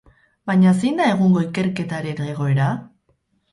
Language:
Basque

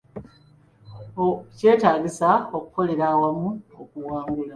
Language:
Ganda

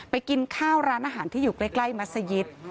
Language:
Thai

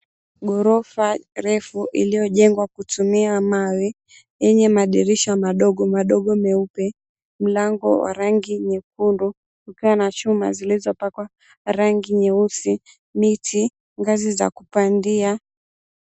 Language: Swahili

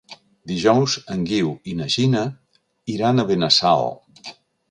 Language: Catalan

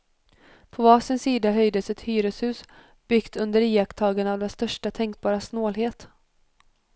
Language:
Swedish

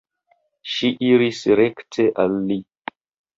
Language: Esperanto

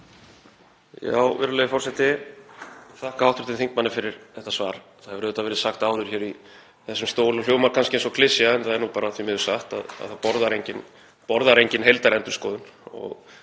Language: Icelandic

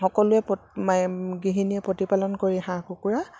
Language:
Assamese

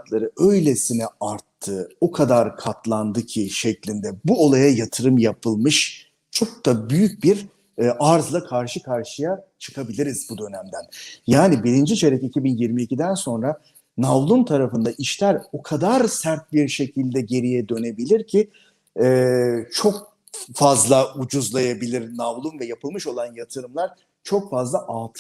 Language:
Turkish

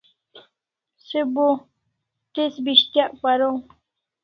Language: Kalasha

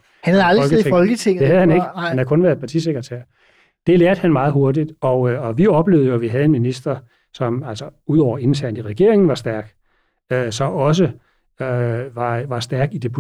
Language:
Danish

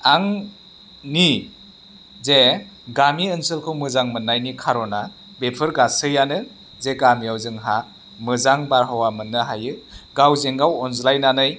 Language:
Bodo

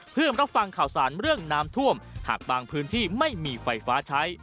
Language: Thai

